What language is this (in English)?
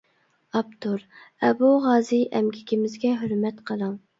Uyghur